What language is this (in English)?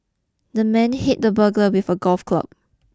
English